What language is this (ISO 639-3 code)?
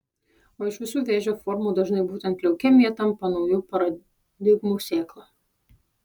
lit